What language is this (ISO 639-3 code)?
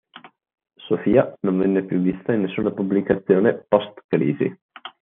ita